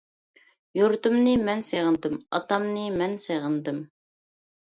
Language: Uyghur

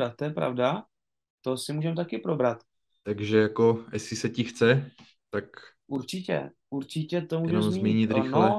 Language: Czech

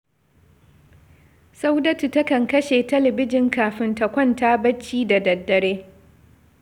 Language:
Hausa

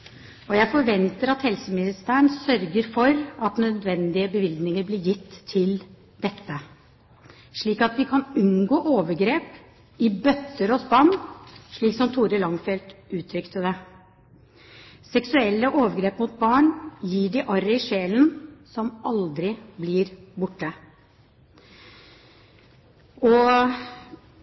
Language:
Norwegian Bokmål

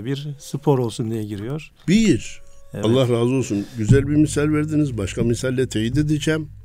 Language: Turkish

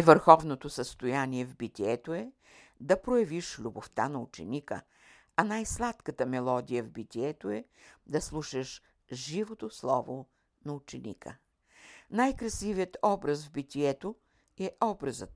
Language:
Bulgarian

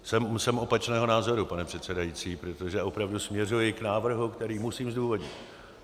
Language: Czech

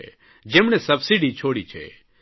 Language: Gujarati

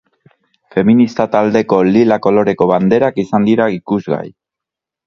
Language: Basque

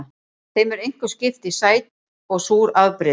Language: Icelandic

